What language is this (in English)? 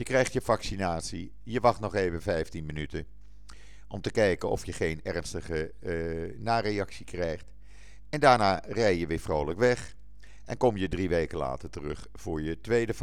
Dutch